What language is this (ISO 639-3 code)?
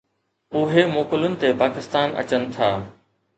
snd